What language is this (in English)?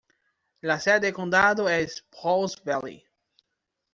Spanish